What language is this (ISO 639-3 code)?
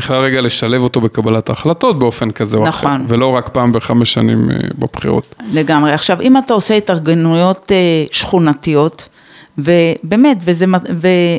heb